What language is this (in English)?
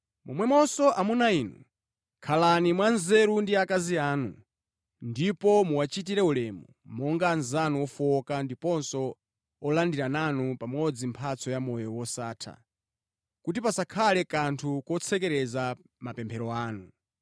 Nyanja